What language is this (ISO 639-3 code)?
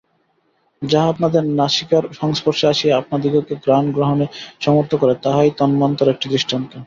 ben